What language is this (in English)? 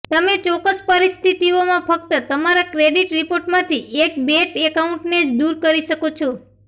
Gujarati